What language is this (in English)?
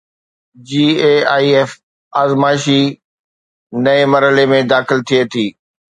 Sindhi